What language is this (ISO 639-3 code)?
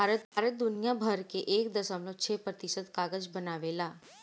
bho